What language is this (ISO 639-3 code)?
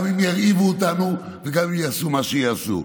heb